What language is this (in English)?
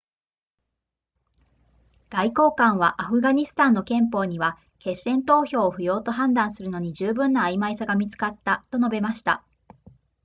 Japanese